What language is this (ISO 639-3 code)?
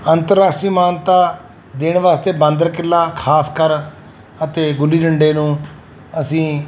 pan